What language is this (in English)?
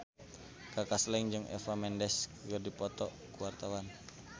Sundanese